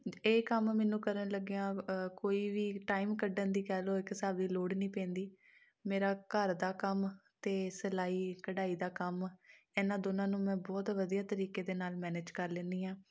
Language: Punjabi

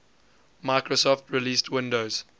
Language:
English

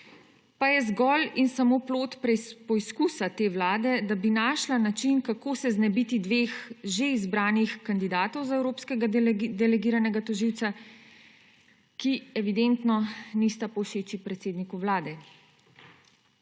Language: Slovenian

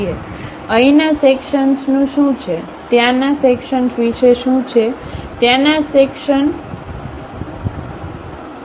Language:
Gujarati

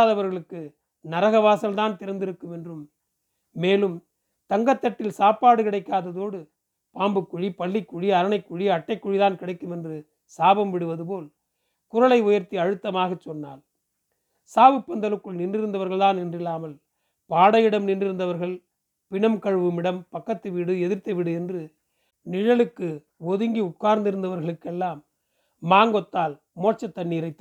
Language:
Tamil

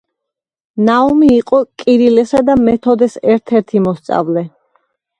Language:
Georgian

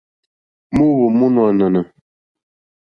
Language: Mokpwe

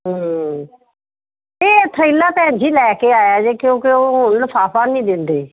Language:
Punjabi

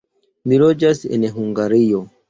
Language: Esperanto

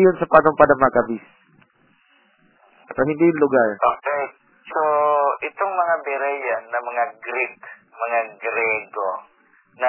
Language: Filipino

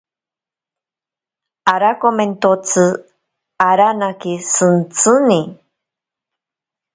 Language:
Ashéninka Perené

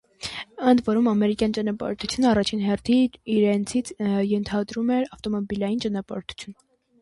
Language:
Armenian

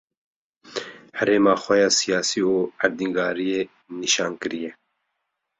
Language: Kurdish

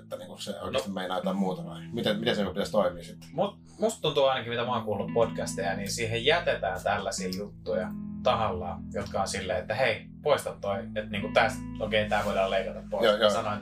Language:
Finnish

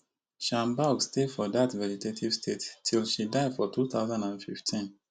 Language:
Nigerian Pidgin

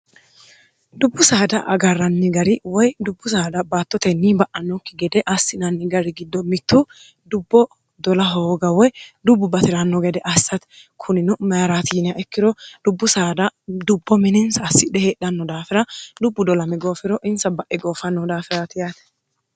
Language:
Sidamo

